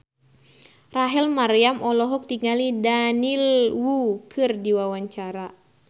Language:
Sundanese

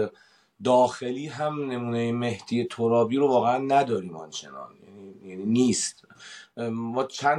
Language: Persian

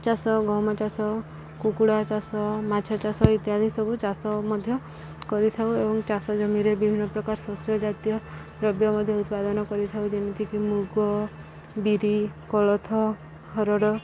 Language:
Odia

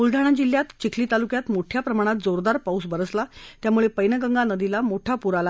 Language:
Marathi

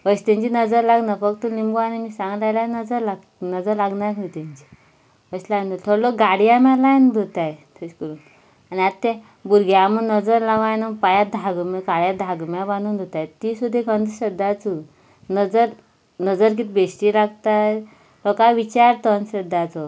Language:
Konkani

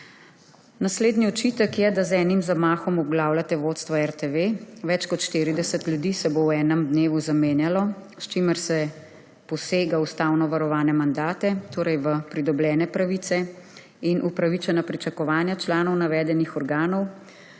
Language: Slovenian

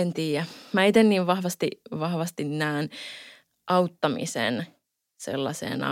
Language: Finnish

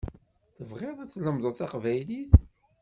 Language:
Kabyle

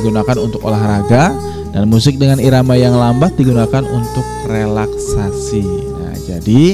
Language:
Indonesian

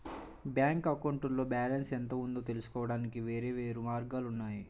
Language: Telugu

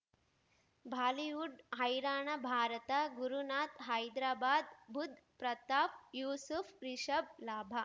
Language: Kannada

